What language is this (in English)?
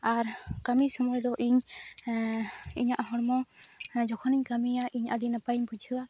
Santali